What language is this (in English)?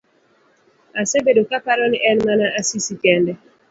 Luo (Kenya and Tanzania)